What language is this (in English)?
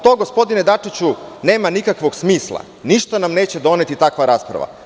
Serbian